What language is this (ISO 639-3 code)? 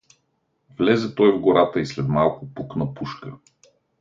bul